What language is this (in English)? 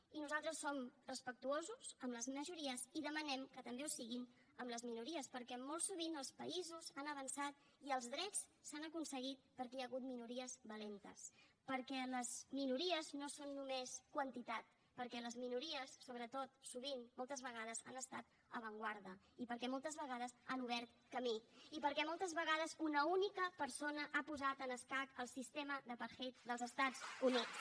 Catalan